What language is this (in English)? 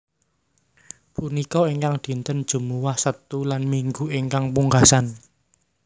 Javanese